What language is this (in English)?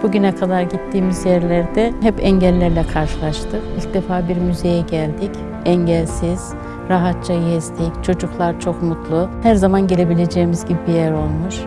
Turkish